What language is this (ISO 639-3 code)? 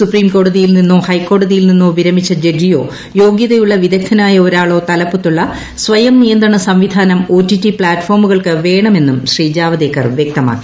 mal